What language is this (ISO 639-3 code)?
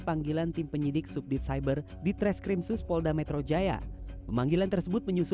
ind